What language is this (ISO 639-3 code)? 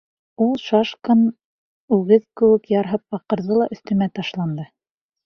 bak